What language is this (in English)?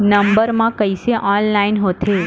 Chhattisgarhi